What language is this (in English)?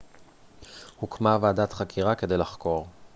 Hebrew